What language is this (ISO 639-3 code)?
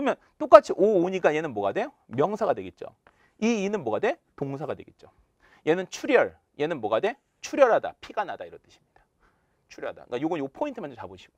kor